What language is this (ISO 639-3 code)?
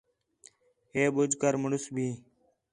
xhe